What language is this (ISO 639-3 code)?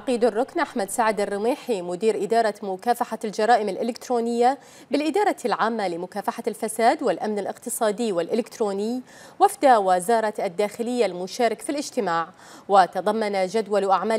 ara